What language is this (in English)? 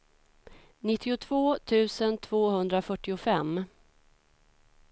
Swedish